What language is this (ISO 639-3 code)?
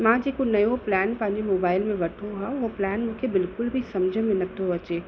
snd